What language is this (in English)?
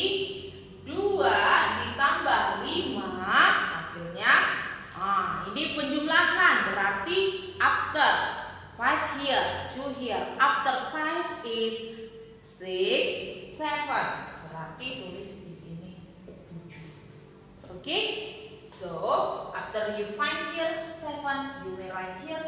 Indonesian